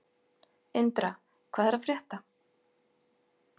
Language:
Icelandic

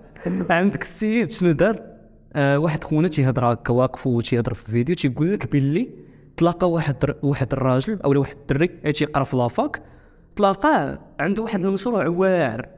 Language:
Arabic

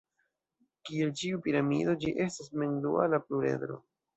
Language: Esperanto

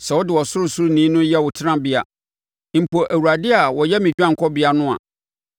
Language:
Akan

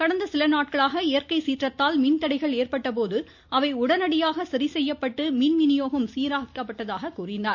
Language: Tamil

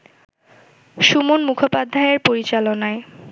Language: Bangla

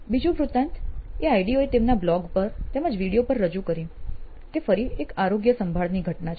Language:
Gujarati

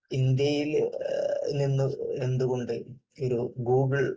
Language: Malayalam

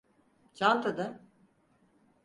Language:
Turkish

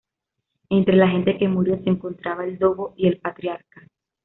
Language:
Spanish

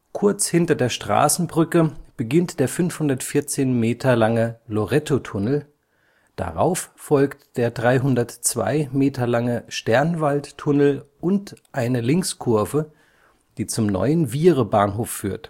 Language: German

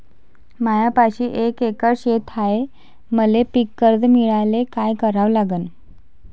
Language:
Marathi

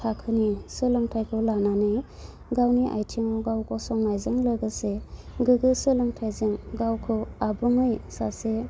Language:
Bodo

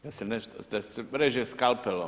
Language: Croatian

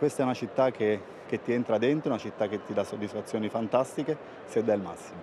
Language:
Italian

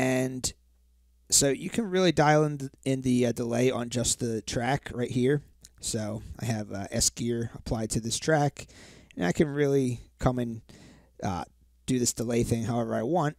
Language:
English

